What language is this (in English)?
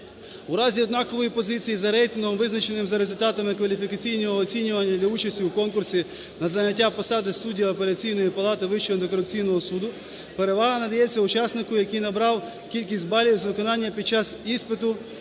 Ukrainian